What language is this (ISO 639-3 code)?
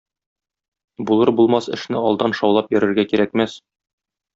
tat